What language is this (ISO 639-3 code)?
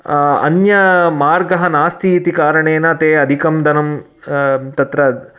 san